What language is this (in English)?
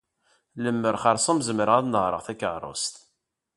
Kabyle